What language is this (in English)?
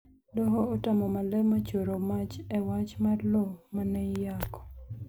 Luo (Kenya and Tanzania)